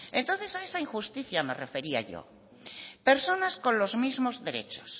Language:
Spanish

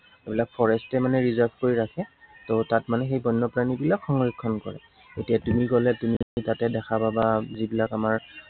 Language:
Assamese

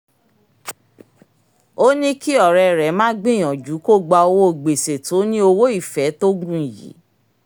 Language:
Yoruba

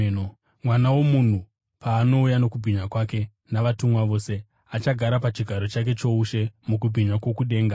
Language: Shona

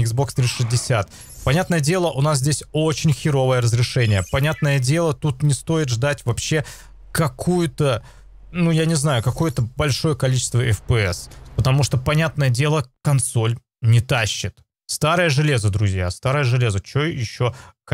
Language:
Russian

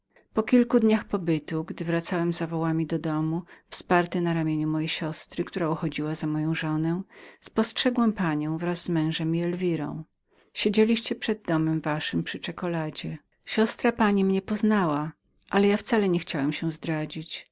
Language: Polish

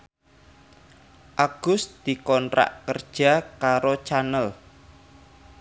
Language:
Javanese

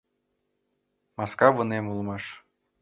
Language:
Mari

